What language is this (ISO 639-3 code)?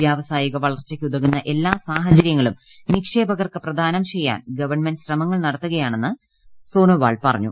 mal